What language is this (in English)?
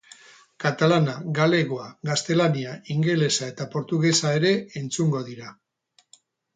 Basque